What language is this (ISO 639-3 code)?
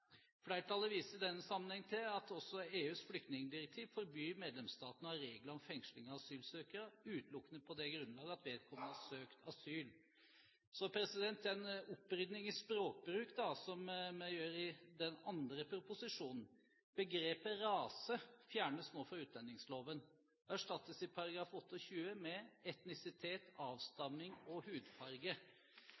nob